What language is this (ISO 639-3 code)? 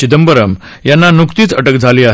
mar